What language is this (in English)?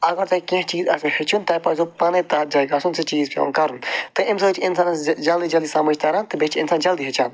Kashmiri